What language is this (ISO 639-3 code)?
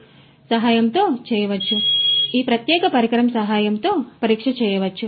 tel